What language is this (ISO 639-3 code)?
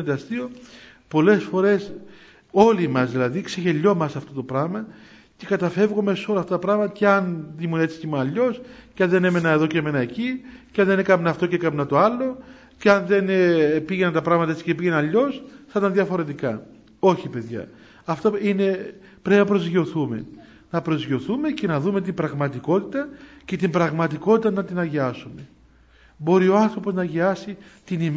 ell